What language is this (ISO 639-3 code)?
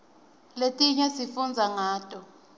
ssw